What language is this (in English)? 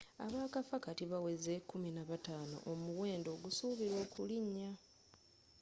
Ganda